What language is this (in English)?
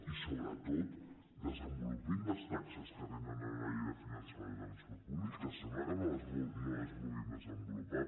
Catalan